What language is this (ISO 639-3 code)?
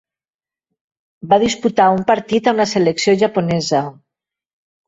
cat